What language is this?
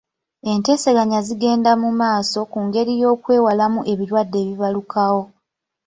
Ganda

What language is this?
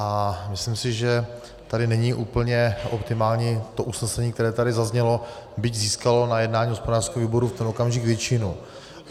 Czech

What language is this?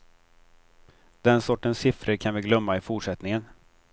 Swedish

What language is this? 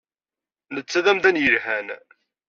Kabyle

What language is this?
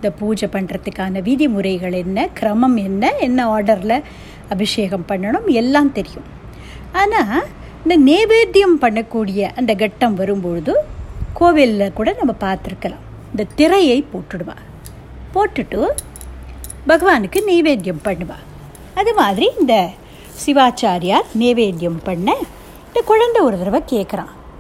Tamil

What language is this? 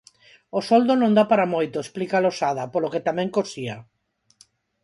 Galician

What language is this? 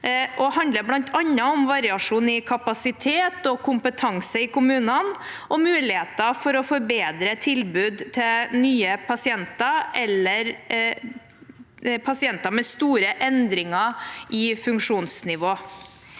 Norwegian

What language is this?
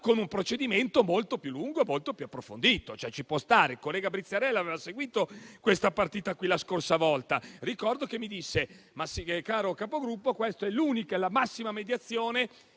Italian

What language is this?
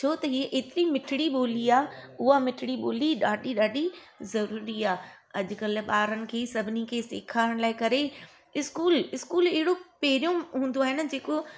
Sindhi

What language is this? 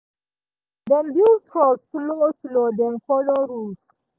Nigerian Pidgin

